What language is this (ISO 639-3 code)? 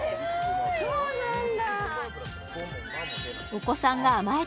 jpn